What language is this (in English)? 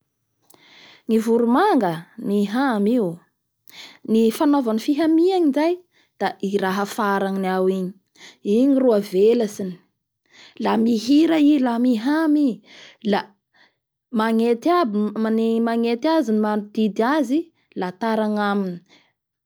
Bara Malagasy